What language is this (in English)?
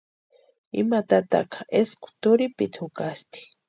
Western Highland Purepecha